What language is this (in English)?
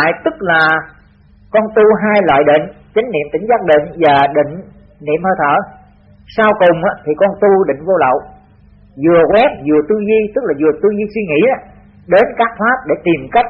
Vietnamese